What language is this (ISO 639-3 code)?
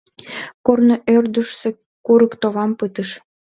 chm